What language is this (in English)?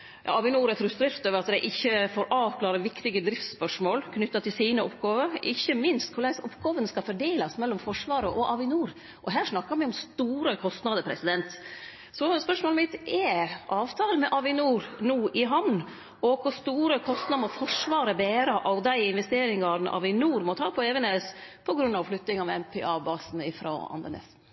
Norwegian Nynorsk